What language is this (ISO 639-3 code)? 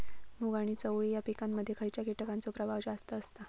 mar